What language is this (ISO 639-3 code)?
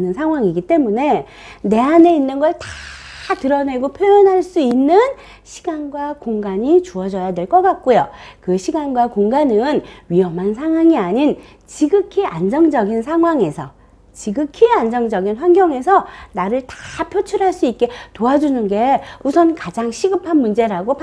kor